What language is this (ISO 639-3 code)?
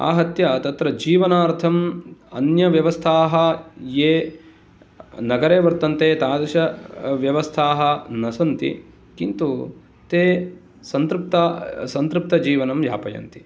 san